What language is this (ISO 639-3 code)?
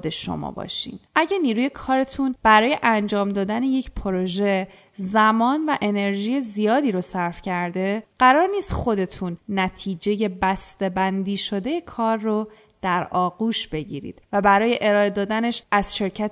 fas